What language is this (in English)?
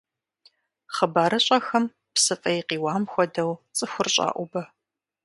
Kabardian